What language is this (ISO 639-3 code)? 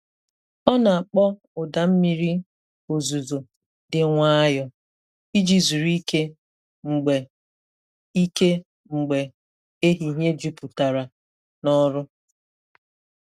ibo